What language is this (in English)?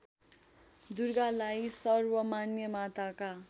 Nepali